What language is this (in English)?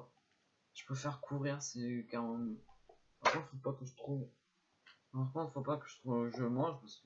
French